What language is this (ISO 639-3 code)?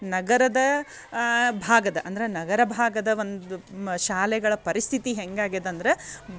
kan